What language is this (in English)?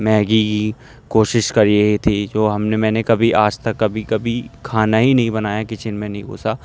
Urdu